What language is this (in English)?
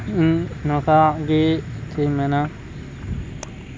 Santali